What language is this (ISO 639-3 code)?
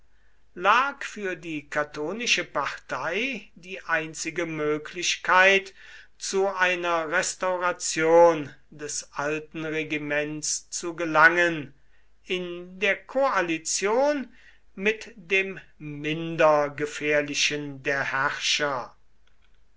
deu